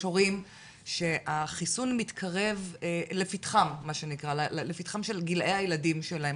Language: Hebrew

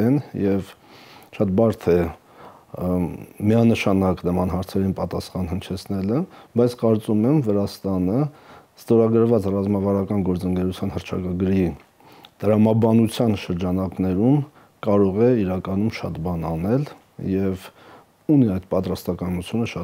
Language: Romanian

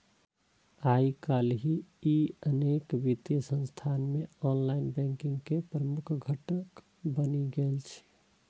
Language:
Maithili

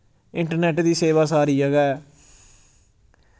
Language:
Dogri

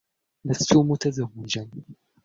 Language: Arabic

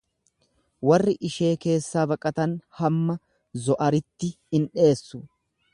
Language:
Oromo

